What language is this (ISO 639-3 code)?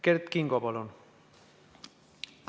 est